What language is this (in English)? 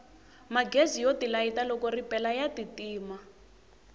Tsonga